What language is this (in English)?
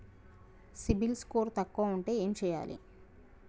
Telugu